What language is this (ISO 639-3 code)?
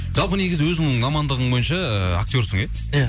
kaz